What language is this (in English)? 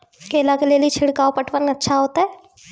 Maithili